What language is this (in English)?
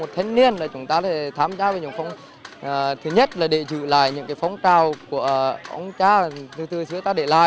Vietnamese